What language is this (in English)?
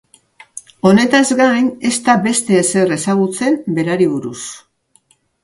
Basque